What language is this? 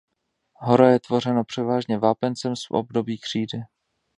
Czech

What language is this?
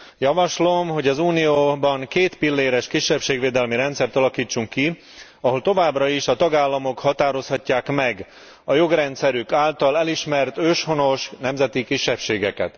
Hungarian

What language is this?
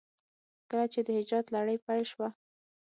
Pashto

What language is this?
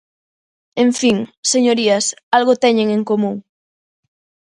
Galician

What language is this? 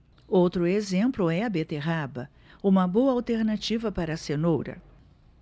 Portuguese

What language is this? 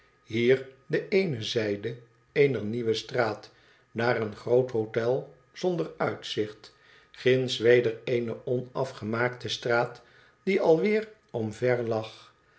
Dutch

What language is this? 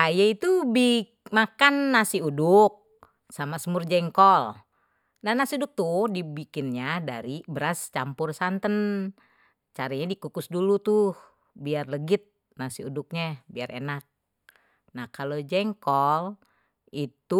Betawi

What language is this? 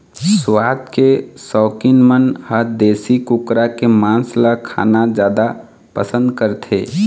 Chhattisgarhi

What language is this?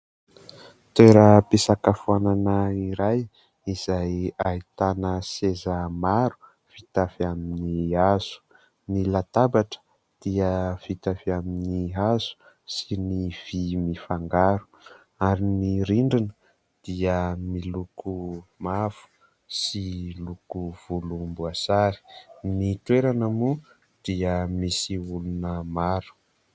Malagasy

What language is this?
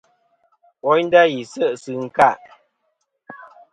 Kom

